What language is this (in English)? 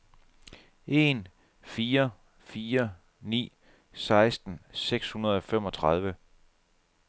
Danish